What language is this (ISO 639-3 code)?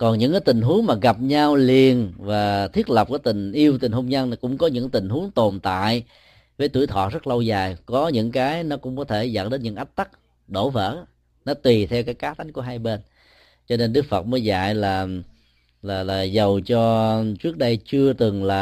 vie